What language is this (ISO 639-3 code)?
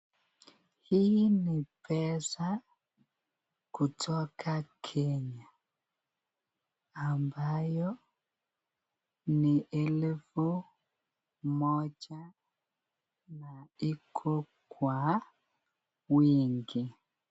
swa